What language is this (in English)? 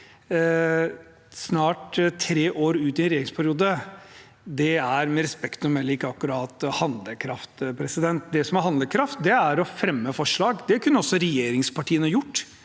Norwegian